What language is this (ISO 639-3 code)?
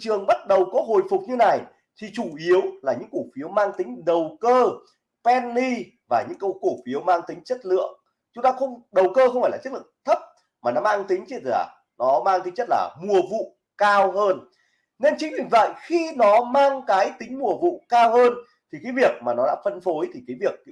vie